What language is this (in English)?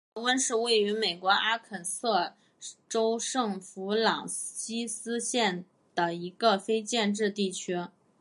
Chinese